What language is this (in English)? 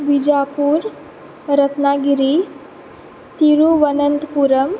Konkani